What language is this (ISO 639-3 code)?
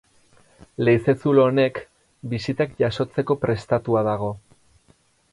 eus